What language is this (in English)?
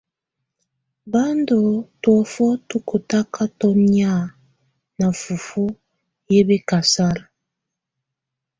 Tunen